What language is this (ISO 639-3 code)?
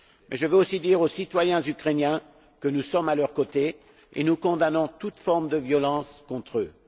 fra